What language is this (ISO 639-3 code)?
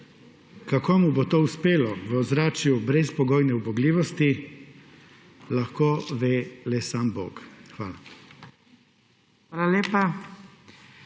slv